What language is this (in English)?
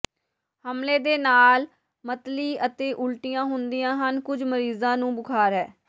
Punjabi